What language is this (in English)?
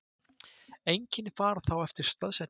Icelandic